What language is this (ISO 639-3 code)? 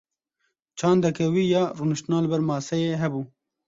kur